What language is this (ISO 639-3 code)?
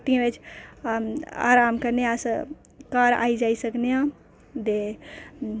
doi